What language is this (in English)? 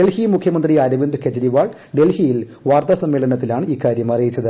Malayalam